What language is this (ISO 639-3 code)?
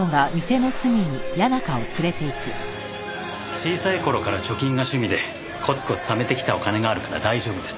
jpn